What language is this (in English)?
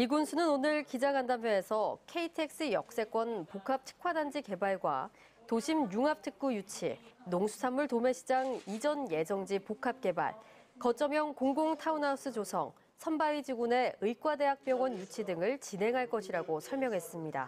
Korean